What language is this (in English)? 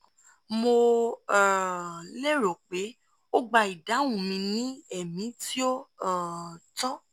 Yoruba